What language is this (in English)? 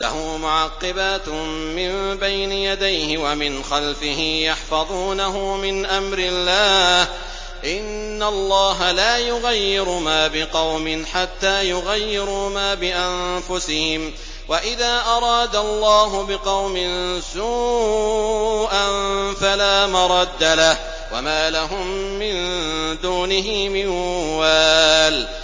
Arabic